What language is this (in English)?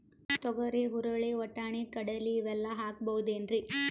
Kannada